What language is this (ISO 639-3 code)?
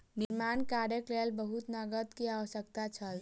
mai